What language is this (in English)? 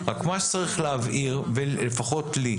Hebrew